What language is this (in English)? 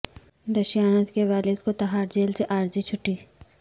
Urdu